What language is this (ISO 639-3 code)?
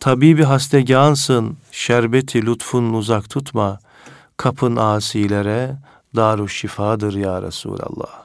tur